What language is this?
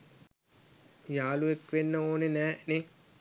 Sinhala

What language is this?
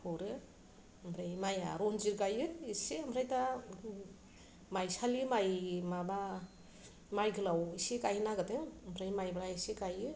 Bodo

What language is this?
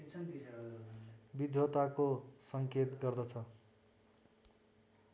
Nepali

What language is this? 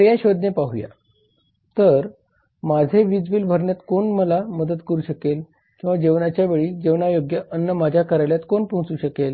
Marathi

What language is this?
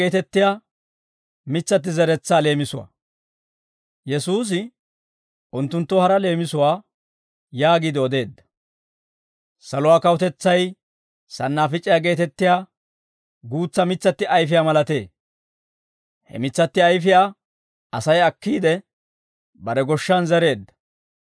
Dawro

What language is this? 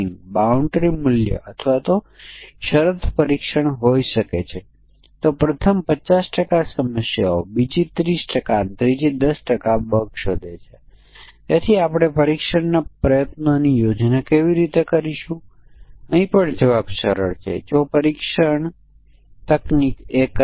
Gujarati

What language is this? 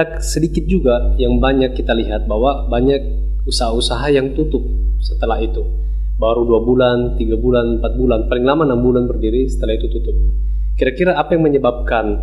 Indonesian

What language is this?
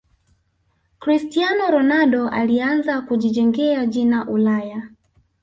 Swahili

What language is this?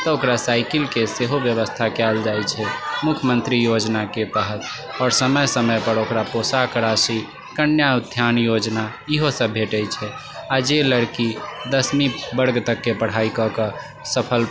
Maithili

